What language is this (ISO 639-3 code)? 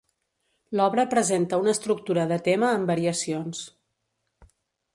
cat